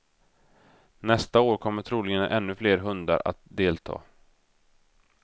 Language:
Swedish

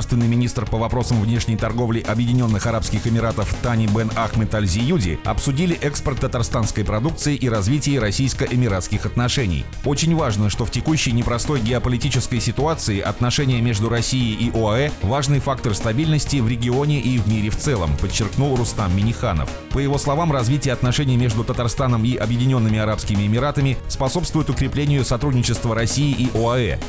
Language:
Russian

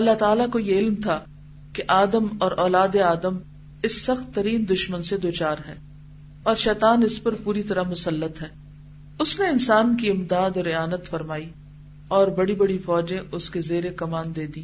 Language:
Urdu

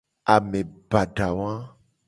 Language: Gen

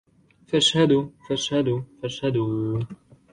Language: Arabic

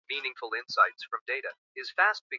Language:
Swahili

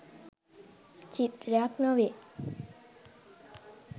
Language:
Sinhala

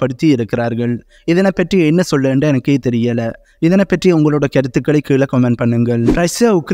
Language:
Tamil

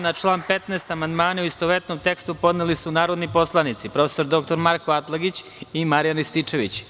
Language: Serbian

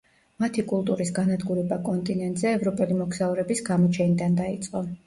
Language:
Georgian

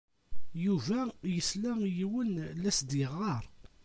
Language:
Kabyle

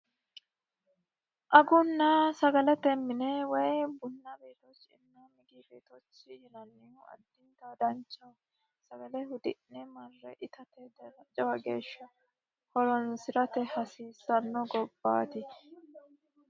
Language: Sidamo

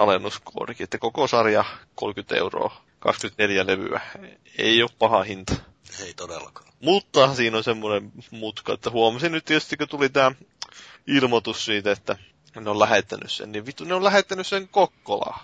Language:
Finnish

